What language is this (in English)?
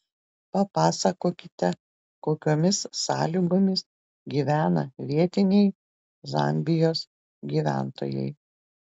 Lithuanian